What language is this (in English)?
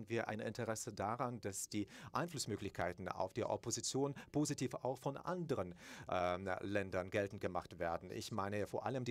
German